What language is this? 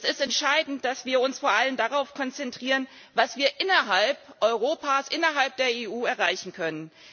German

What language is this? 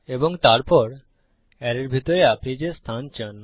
Bangla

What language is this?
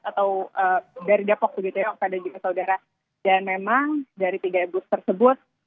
Indonesian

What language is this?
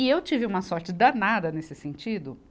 Portuguese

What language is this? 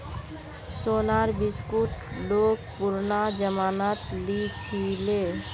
Magahi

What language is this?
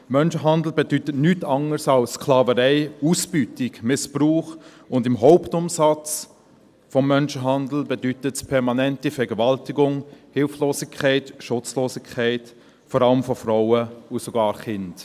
Swiss German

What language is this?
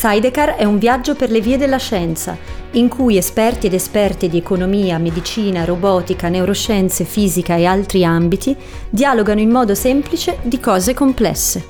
Italian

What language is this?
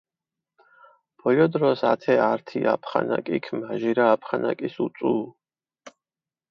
Mingrelian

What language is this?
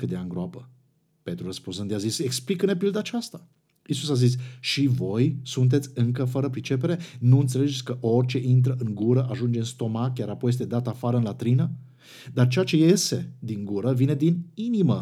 Romanian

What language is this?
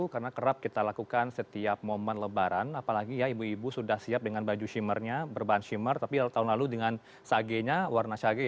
Indonesian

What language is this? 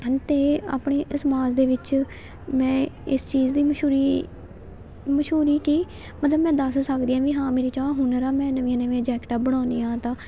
Punjabi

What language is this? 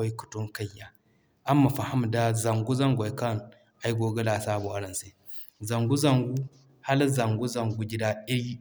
Zarma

